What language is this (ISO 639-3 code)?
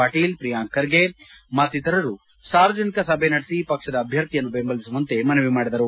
kan